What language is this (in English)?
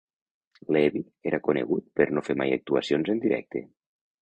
Catalan